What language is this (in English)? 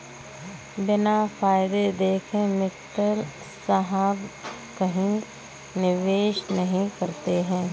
Hindi